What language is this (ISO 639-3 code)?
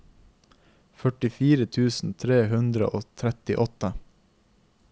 nor